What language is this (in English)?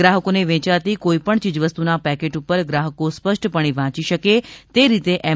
Gujarati